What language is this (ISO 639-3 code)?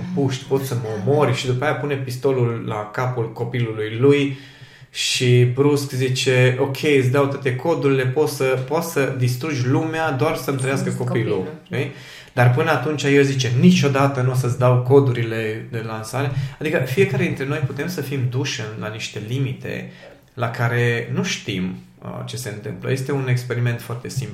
ron